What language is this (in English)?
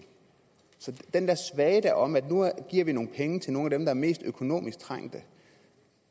Danish